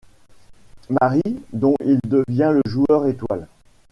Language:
French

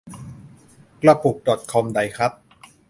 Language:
Thai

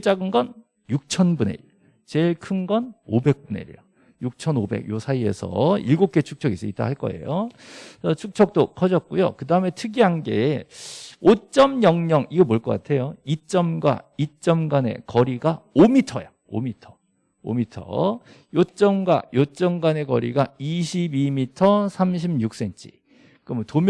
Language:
Korean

